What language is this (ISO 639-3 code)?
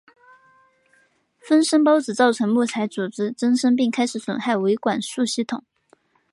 zho